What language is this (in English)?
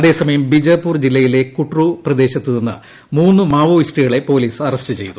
Malayalam